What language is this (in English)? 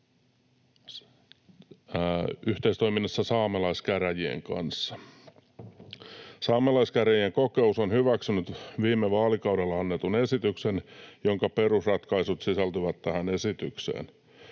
Finnish